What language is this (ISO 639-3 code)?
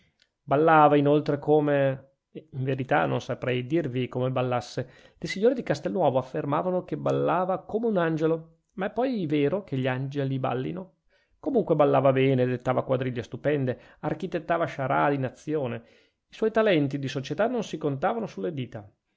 ita